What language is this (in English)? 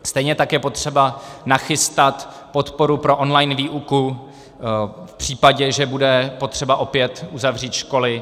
Czech